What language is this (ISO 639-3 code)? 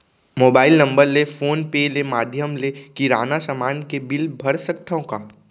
hne